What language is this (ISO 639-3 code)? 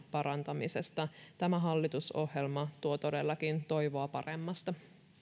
fin